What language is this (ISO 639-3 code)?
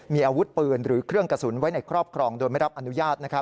tha